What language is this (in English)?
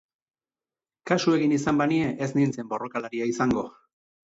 Basque